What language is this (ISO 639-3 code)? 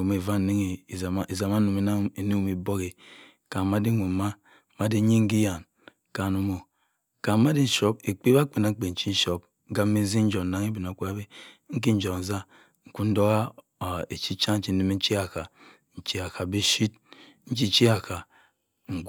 mfn